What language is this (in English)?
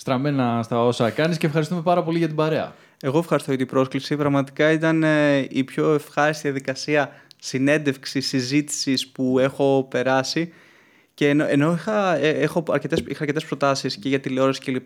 Greek